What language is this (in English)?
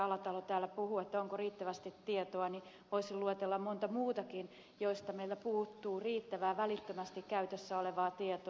Finnish